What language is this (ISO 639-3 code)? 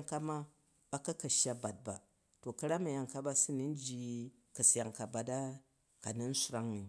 kaj